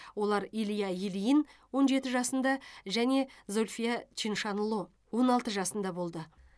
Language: Kazakh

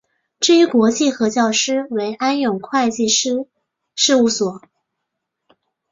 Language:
Chinese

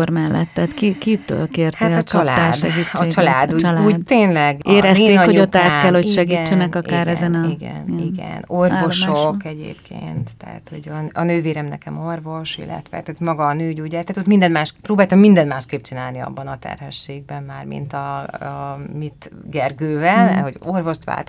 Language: Hungarian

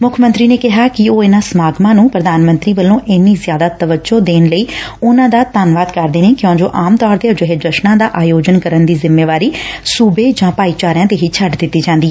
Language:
Punjabi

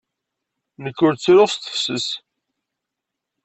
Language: Kabyle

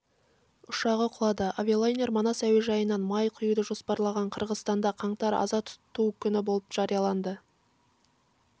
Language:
Kazakh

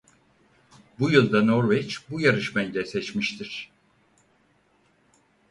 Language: Turkish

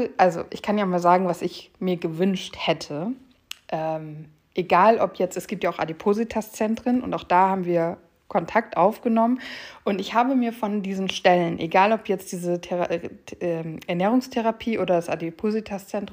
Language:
German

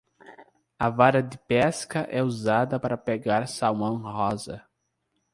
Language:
Portuguese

